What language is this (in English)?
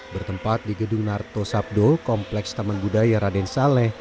Indonesian